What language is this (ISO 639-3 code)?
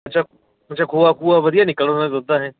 pan